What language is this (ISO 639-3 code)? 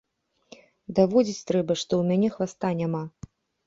bel